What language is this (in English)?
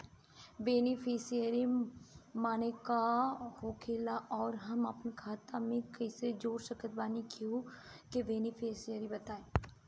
Bhojpuri